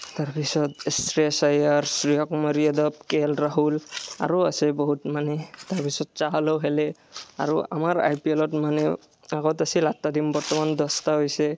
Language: Assamese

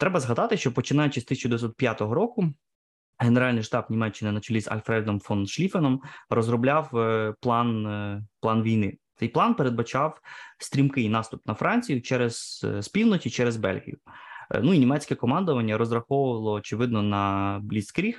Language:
Ukrainian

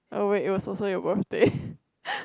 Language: English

